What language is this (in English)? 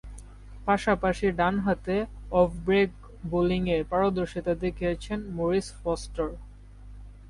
Bangla